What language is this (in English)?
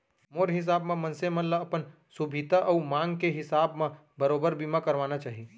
Chhattisgarhi